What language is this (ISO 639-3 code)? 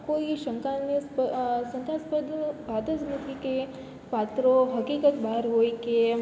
guj